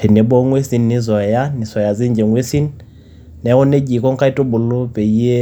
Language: Masai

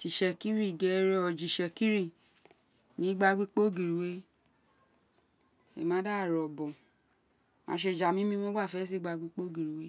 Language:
Isekiri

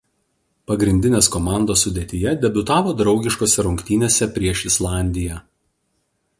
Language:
Lithuanian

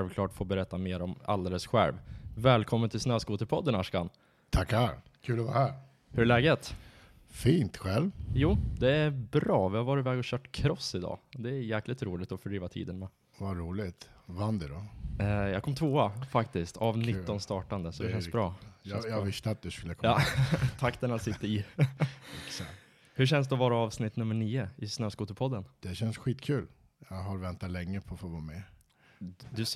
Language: Swedish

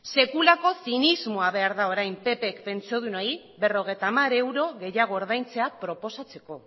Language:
Basque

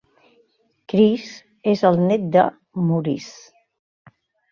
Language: Catalan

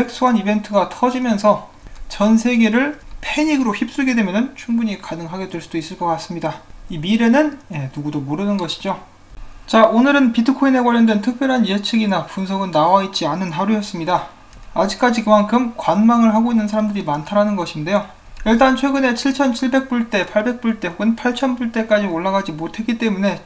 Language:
Korean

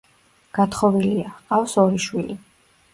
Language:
Georgian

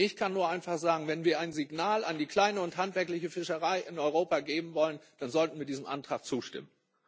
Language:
German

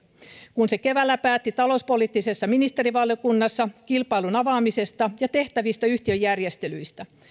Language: Finnish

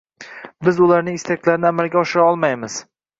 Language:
Uzbek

